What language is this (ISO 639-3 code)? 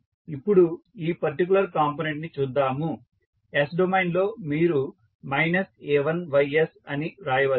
tel